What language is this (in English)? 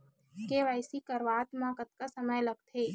Chhattisgarhi